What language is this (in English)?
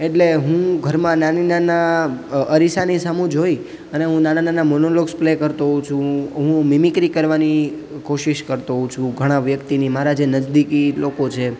Gujarati